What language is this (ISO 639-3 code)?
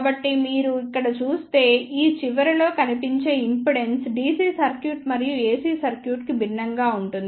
tel